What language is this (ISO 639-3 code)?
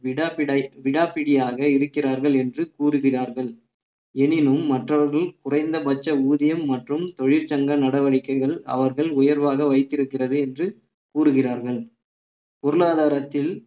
tam